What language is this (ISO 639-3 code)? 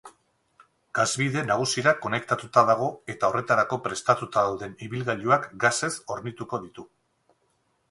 eus